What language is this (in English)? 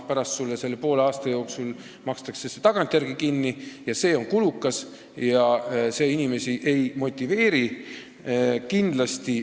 Estonian